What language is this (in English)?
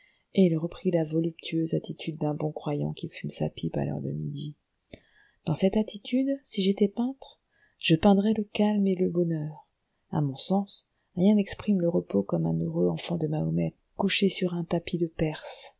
French